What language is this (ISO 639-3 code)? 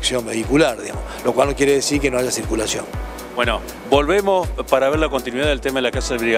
spa